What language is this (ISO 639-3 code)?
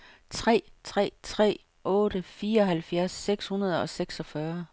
dan